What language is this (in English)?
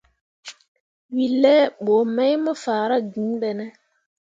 Mundang